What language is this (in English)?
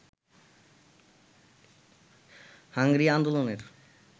Bangla